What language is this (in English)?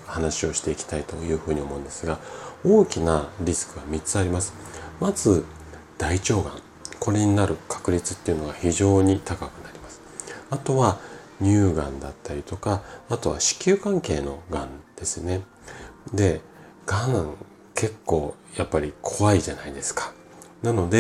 Japanese